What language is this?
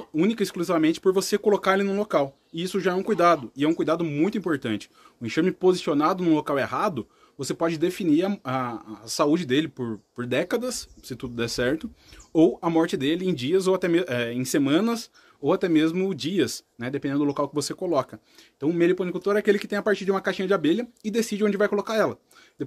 Portuguese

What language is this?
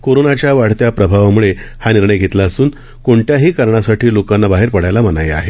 Marathi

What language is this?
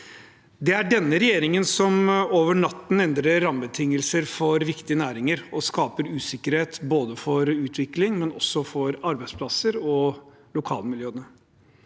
Norwegian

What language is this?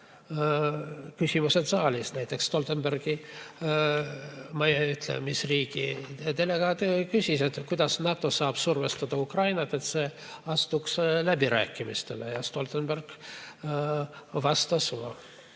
Estonian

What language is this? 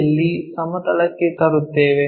Kannada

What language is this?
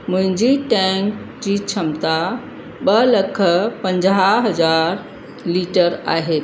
Sindhi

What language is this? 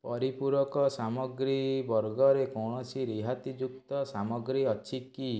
Odia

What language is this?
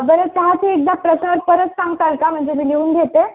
Marathi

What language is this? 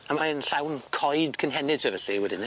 Welsh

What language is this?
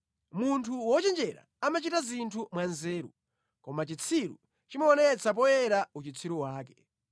Nyanja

